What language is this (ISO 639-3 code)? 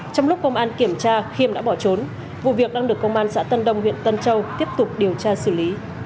vie